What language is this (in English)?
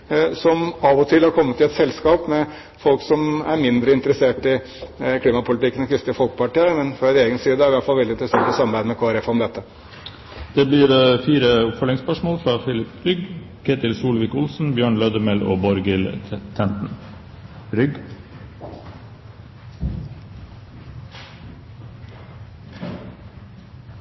Norwegian